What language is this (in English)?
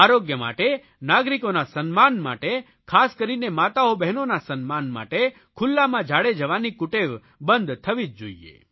Gujarati